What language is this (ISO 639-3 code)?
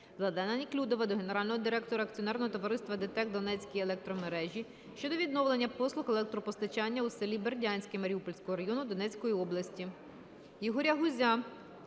ukr